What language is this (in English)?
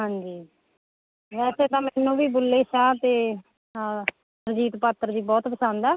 Punjabi